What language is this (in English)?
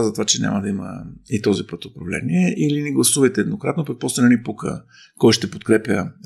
Bulgarian